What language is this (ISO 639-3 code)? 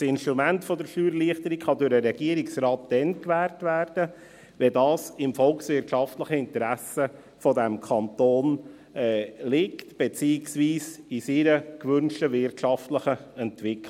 gsw